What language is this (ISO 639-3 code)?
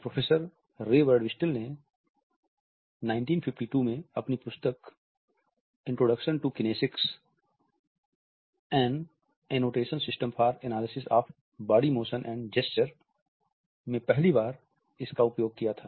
hin